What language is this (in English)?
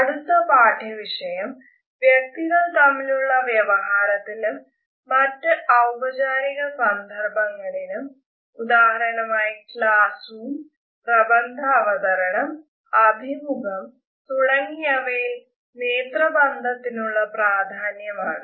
Malayalam